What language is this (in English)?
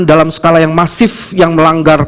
Indonesian